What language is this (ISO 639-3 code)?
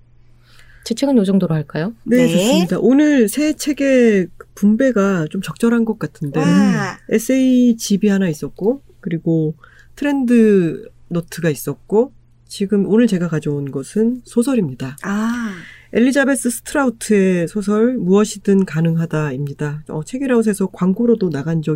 kor